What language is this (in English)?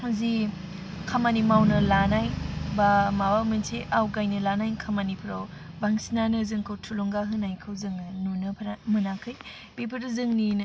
Bodo